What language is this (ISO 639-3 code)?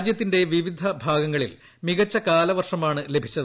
mal